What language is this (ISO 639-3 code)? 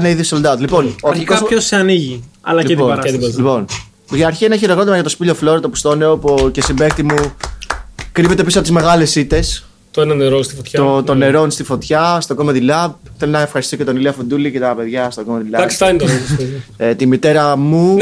ell